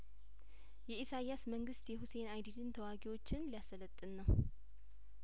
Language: Amharic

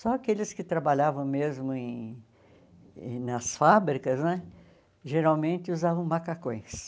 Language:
Portuguese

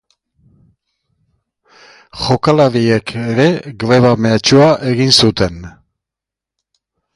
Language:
Basque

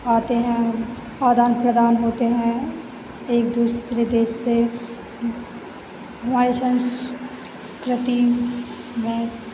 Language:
Hindi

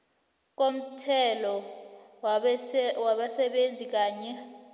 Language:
South Ndebele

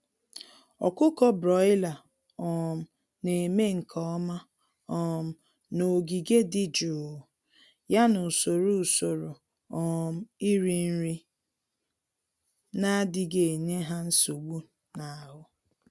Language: Igbo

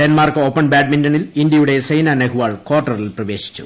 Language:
Malayalam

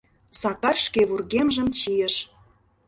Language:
Mari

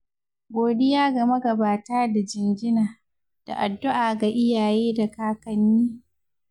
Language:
Hausa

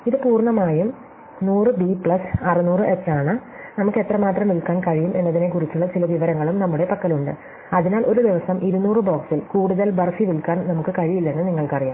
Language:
Malayalam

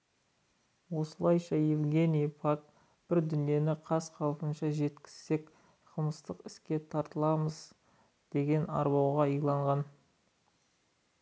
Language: Kazakh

